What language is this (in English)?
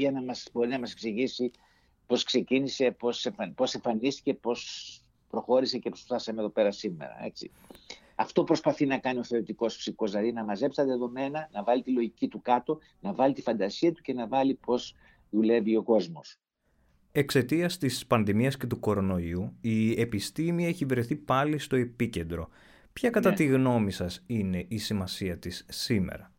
Greek